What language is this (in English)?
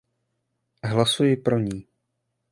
Czech